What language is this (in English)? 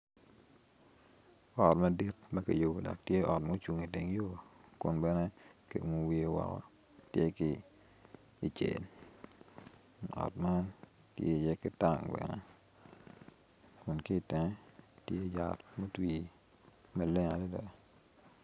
Acoli